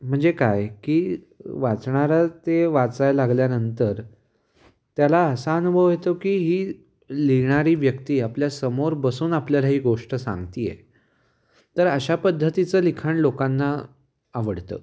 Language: Marathi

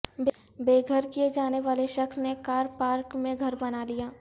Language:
Urdu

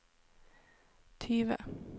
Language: Norwegian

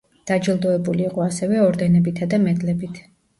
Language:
Georgian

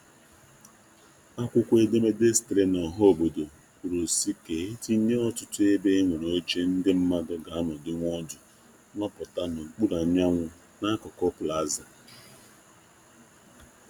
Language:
Igbo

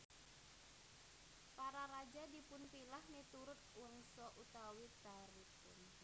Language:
Javanese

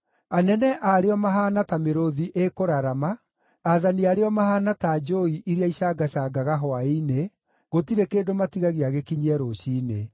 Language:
Kikuyu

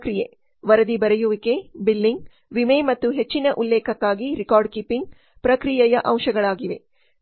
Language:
Kannada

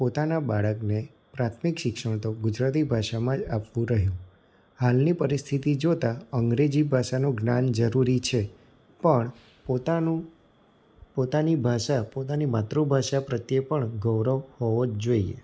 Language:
Gujarati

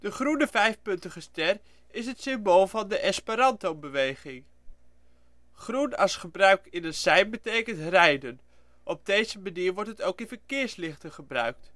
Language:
Dutch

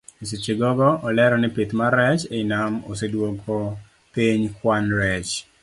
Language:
Luo (Kenya and Tanzania)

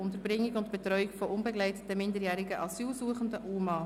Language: Swiss German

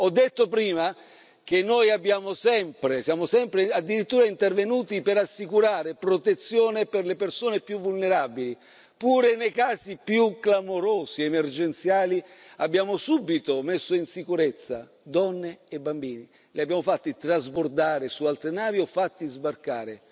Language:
Italian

